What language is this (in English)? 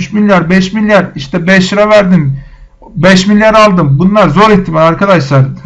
Turkish